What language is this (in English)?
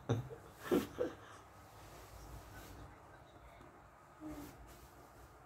Thai